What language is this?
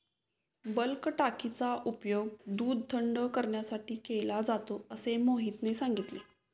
Marathi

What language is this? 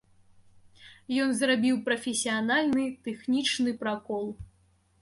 Belarusian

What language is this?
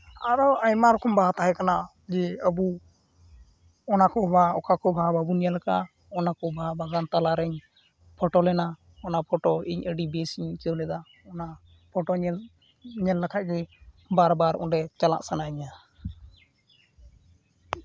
Santali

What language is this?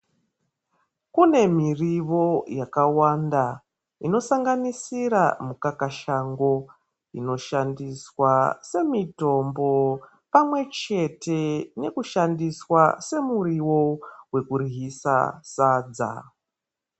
Ndau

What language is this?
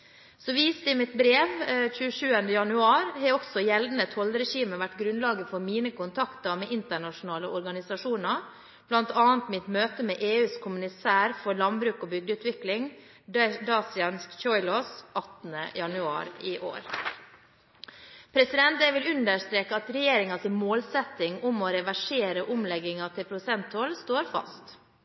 Norwegian Bokmål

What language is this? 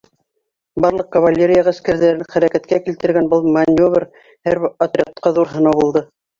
Bashkir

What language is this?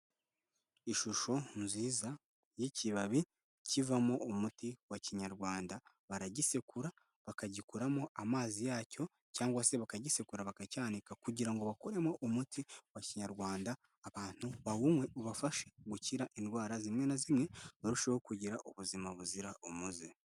Kinyarwanda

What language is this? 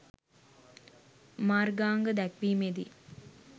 Sinhala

